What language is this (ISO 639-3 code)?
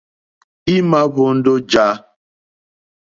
bri